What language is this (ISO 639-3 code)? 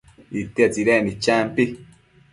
mcf